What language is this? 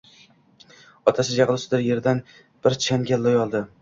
Uzbek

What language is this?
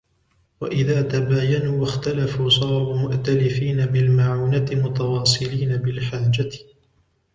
Arabic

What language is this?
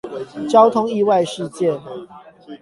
Chinese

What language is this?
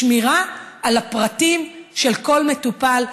Hebrew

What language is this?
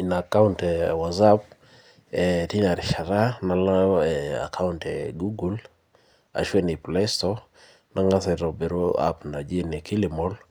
Masai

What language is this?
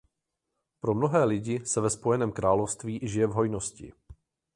Czech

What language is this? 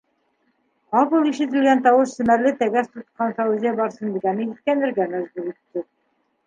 Bashkir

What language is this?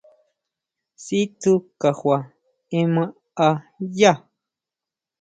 Huautla Mazatec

